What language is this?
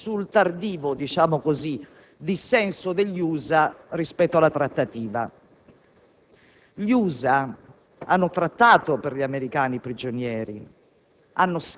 Italian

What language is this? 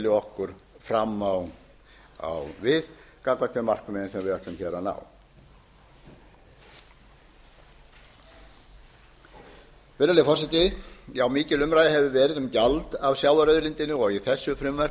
Icelandic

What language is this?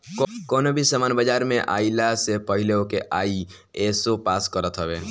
Bhojpuri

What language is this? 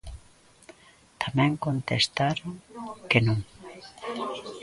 Galician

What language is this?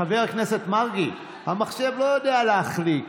Hebrew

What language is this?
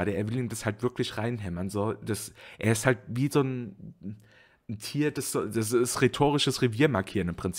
German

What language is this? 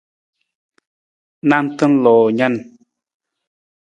Nawdm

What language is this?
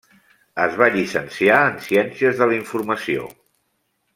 Catalan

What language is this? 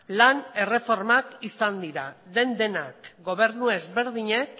Basque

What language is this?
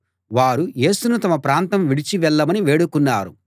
Telugu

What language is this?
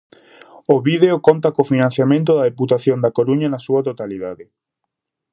Galician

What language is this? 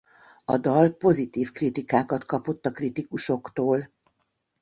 Hungarian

